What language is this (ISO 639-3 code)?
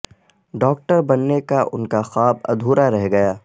urd